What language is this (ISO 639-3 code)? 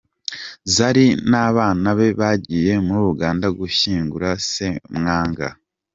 kin